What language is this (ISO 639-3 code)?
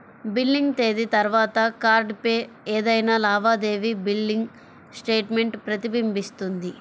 tel